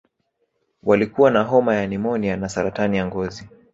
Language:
Swahili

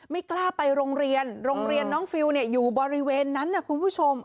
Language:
Thai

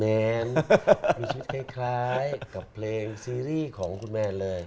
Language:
Thai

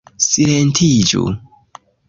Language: Esperanto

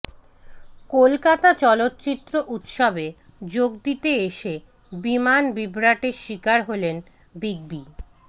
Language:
Bangla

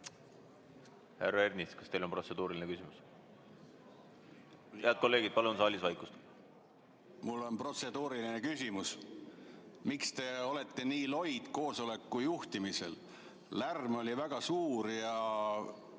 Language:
Estonian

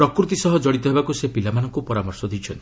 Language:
Odia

